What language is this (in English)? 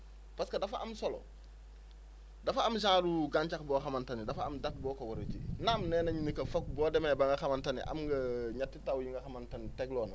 Wolof